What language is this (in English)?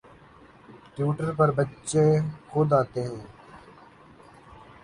Urdu